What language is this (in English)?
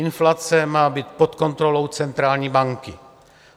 Czech